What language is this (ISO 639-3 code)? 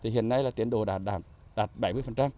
vie